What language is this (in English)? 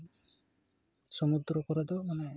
Santali